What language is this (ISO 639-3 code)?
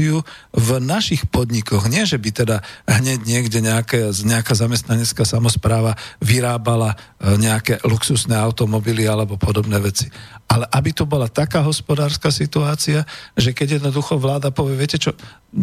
slk